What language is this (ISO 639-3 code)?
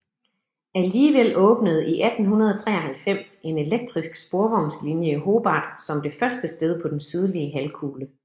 dan